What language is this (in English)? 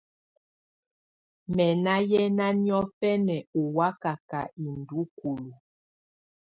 Tunen